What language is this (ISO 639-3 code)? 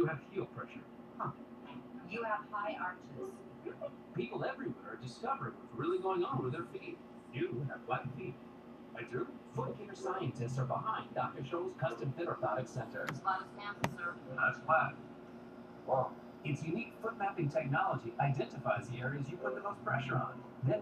eng